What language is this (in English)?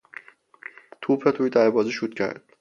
Persian